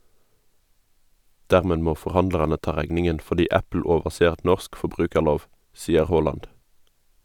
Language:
Norwegian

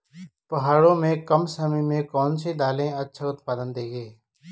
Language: Hindi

